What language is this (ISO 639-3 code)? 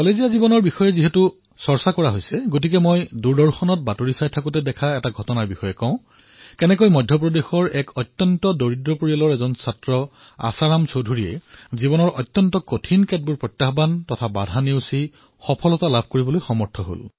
asm